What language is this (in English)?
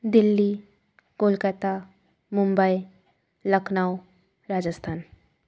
Bangla